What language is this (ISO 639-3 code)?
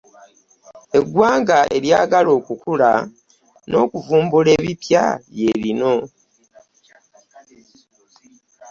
lug